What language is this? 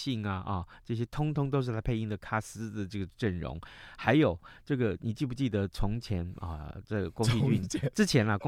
Chinese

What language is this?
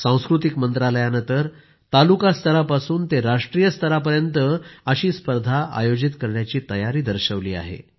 Marathi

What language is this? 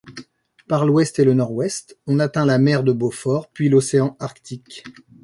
French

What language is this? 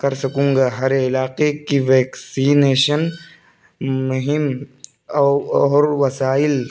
Urdu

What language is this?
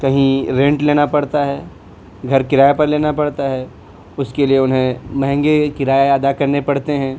Urdu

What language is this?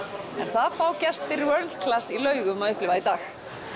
Icelandic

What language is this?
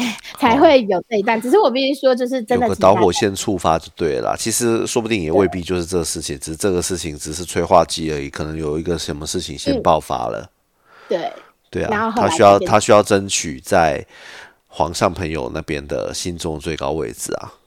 Chinese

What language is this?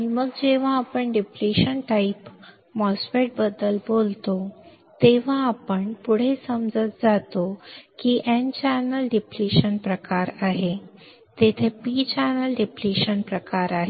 Marathi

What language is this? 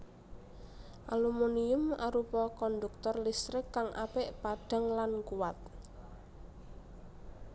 Javanese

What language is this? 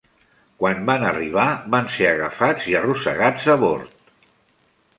Catalan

